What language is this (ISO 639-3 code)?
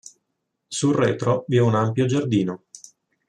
ita